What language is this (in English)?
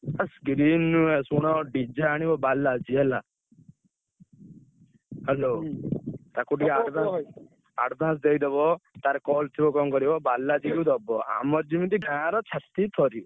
Odia